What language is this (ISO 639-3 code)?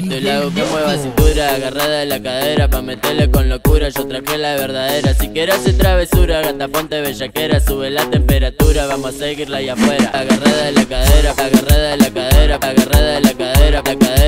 por